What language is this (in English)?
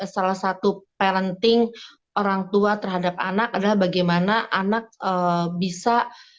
Indonesian